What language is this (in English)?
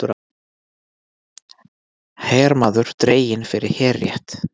Icelandic